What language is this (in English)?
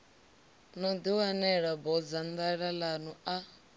Venda